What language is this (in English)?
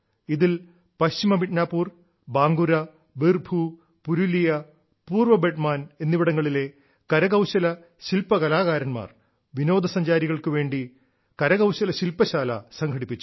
Malayalam